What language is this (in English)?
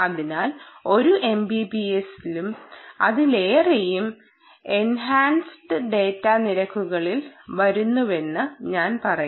Malayalam